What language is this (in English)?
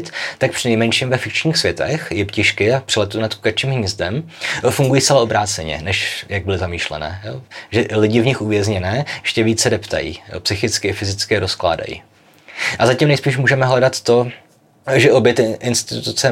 Czech